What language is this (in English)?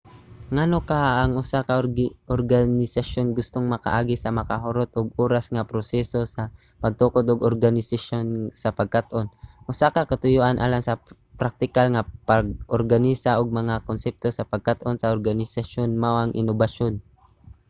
Cebuano